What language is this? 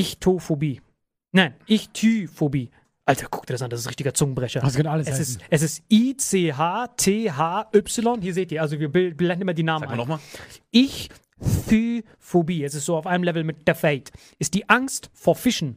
German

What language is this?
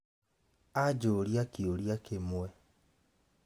Kikuyu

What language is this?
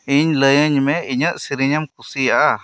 Santali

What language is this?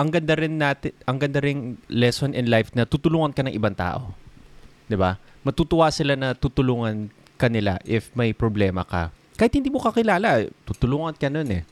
Filipino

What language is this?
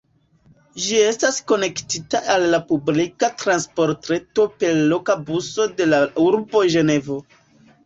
Esperanto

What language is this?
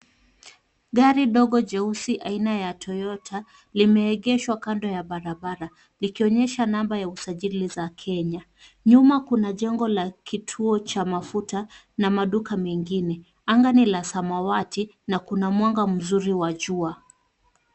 Swahili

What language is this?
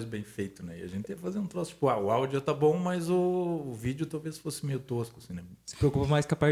Portuguese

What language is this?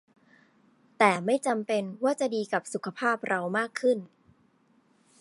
Thai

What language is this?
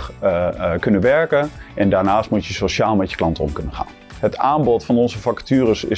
Dutch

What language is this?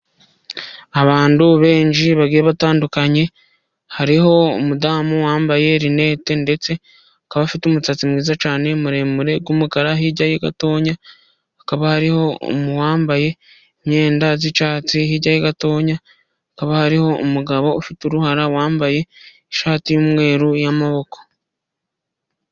Kinyarwanda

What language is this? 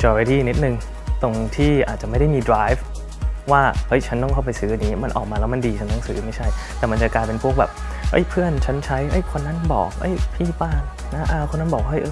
Thai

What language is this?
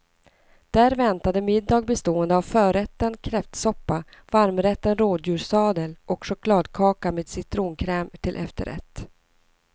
Swedish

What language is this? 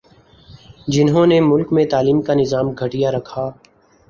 Urdu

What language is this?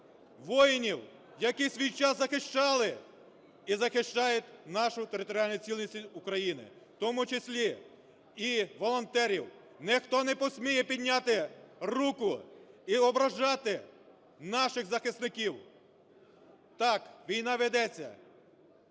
Ukrainian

